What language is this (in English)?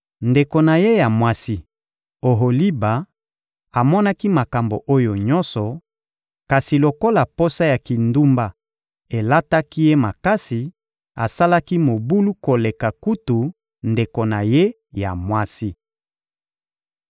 Lingala